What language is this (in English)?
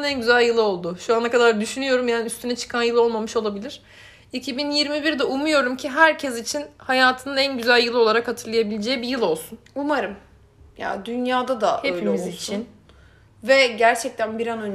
Turkish